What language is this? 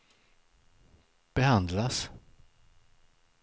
Swedish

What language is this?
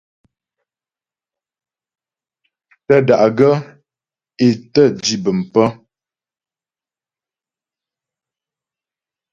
Ghomala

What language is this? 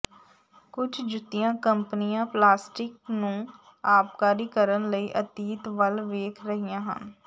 Punjabi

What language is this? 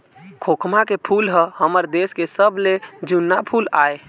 Chhattisgarhi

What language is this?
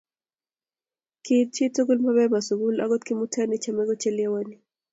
Kalenjin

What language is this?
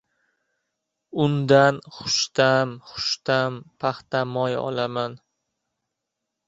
Uzbek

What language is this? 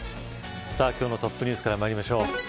Japanese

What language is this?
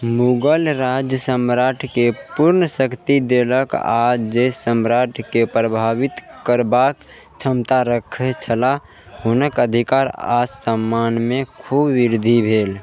Maithili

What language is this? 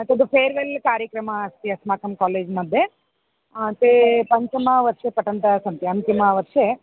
Sanskrit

